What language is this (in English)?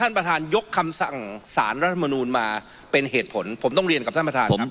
Thai